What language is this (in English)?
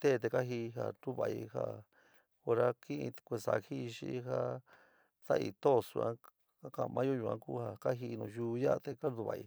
San Miguel El Grande Mixtec